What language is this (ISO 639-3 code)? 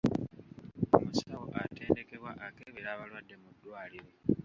lug